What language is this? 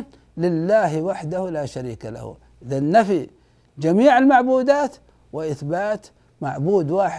Arabic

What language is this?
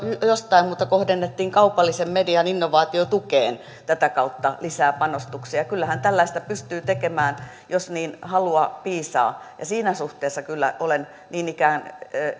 Finnish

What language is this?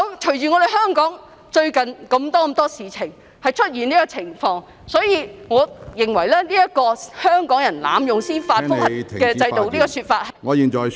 Cantonese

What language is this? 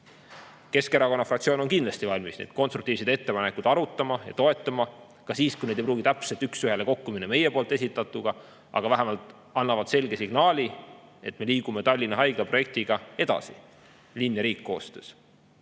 Estonian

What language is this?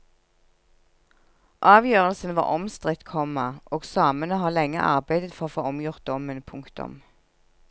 Norwegian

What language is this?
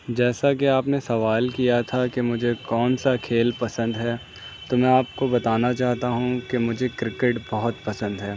Urdu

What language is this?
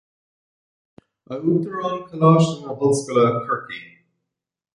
Irish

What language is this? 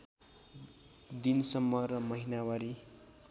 Nepali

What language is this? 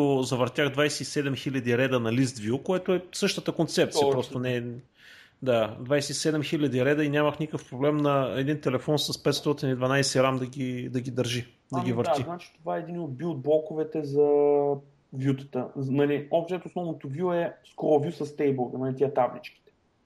Bulgarian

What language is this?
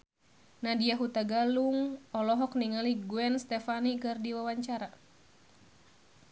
Sundanese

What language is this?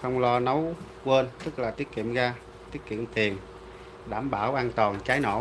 Vietnamese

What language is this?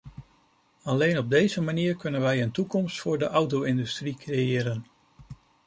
Dutch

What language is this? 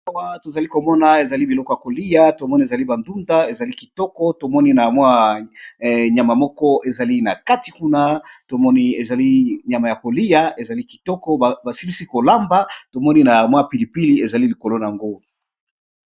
Lingala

